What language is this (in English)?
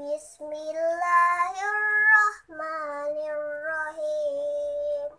Indonesian